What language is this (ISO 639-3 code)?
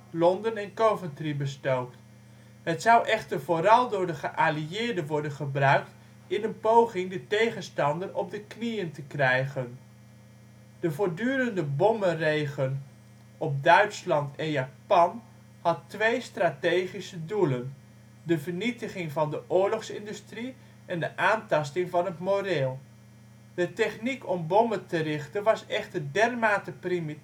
nld